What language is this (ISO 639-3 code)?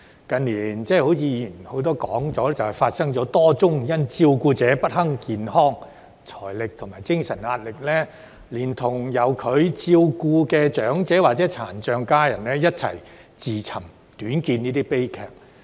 yue